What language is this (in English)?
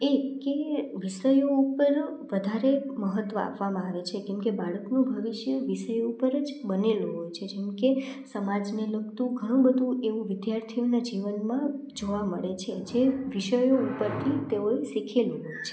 Gujarati